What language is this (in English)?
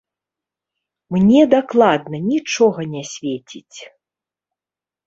Belarusian